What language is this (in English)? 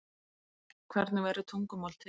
Icelandic